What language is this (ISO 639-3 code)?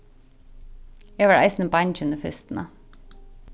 fao